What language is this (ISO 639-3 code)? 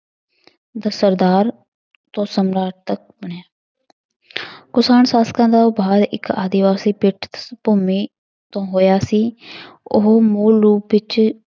pan